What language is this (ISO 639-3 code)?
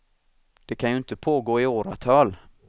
swe